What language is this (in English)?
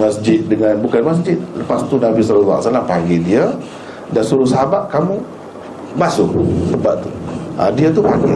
Malay